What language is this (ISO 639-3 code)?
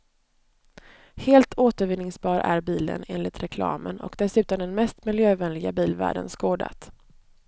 swe